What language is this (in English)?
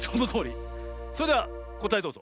Japanese